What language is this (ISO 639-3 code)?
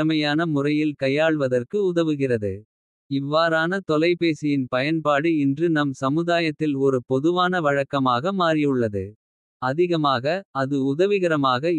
kfe